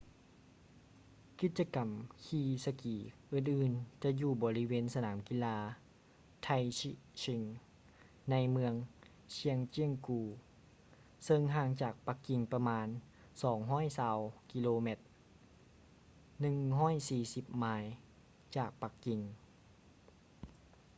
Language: Lao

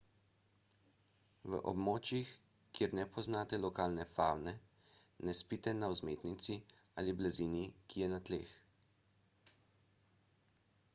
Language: Slovenian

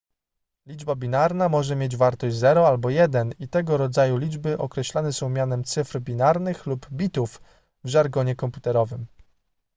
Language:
Polish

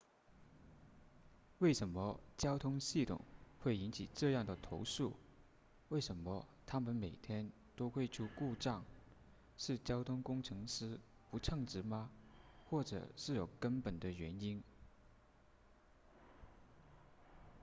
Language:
Chinese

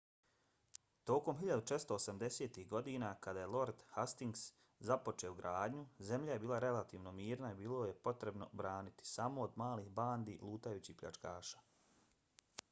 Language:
Bosnian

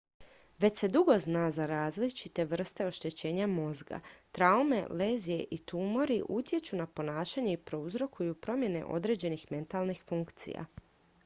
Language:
Croatian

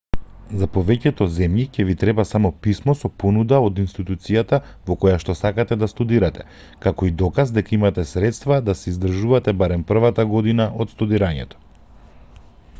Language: Macedonian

